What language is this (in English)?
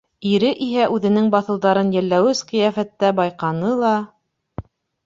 Bashkir